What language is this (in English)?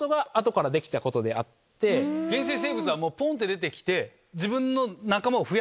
Japanese